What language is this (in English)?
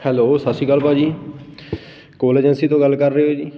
Punjabi